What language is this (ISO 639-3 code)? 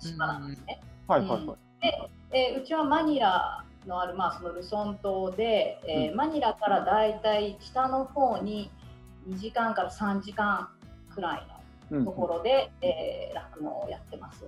jpn